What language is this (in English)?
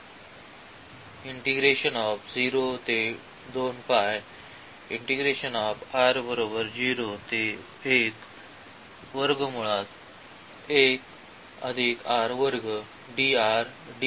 Marathi